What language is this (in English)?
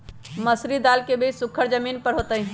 Magahi